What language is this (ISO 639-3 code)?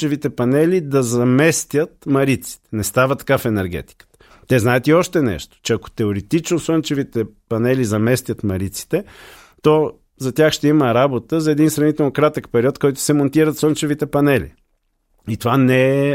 bul